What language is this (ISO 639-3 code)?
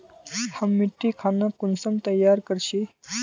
mag